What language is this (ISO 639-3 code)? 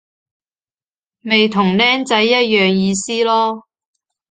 yue